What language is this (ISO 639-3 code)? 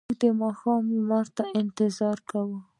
pus